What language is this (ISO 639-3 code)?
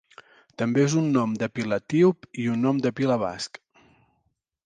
cat